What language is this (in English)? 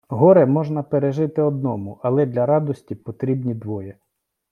Ukrainian